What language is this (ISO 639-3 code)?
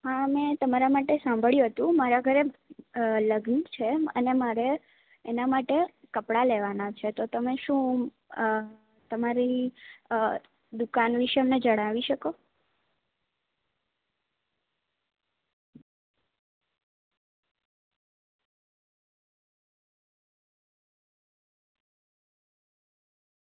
guj